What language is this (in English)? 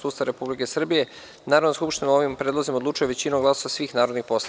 Serbian